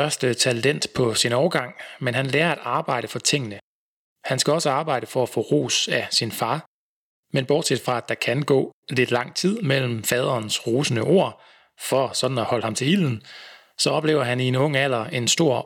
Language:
Danish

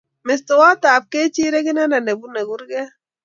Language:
Kalenjin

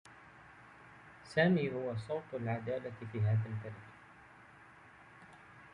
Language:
Arabic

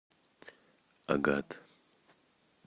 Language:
Russian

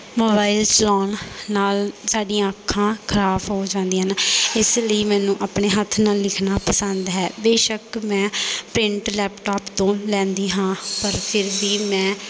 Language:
Punjabi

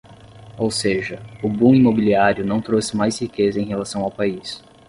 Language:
Portuguese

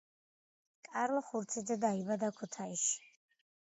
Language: Georgian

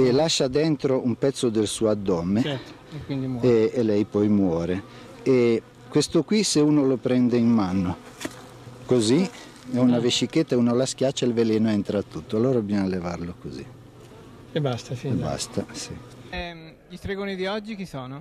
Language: Italian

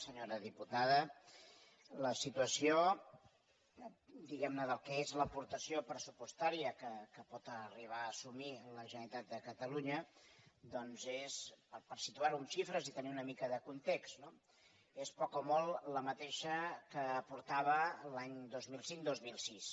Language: Catalan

